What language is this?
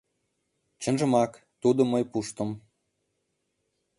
Mari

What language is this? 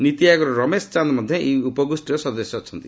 Odia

